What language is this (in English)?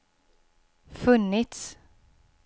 Swedish